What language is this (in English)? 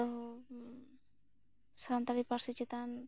Santali